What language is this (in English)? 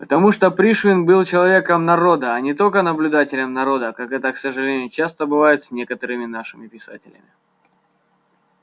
Russian